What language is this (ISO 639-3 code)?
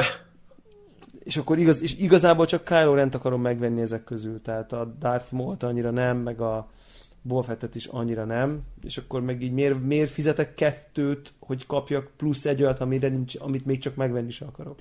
hun